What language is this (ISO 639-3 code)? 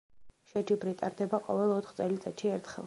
kat